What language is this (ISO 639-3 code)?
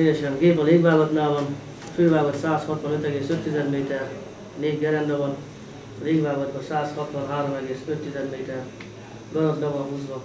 hun